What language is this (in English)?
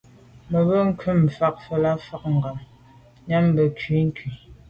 Medumba